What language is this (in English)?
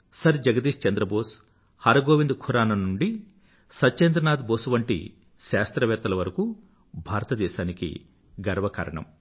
Telugu